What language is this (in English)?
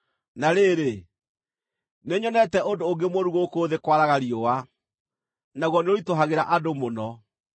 Kikuyu